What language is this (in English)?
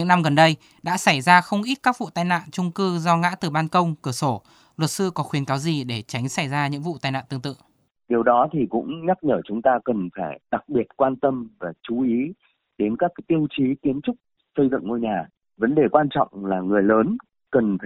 Vietnamese